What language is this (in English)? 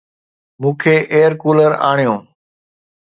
Sindhi